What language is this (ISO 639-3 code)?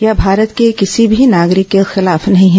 hin